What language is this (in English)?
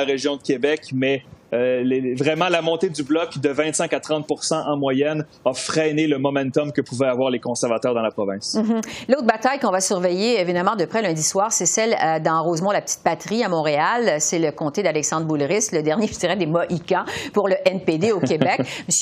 French